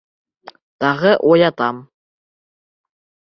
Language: Bashkir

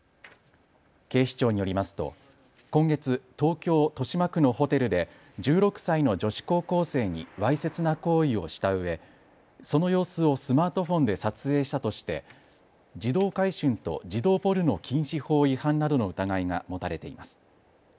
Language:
Japanese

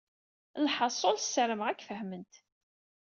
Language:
Kabyle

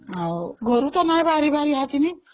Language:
Odia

